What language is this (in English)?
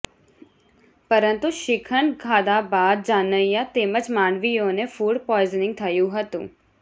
Gujarati